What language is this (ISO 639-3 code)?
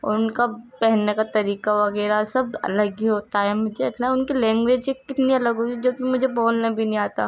urd